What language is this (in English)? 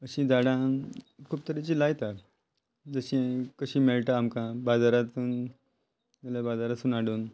Konkani